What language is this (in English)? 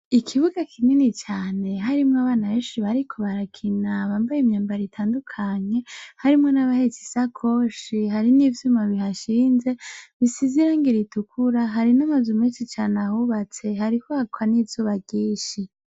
Rundi